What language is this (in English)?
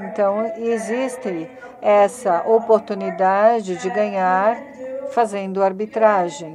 Portuguese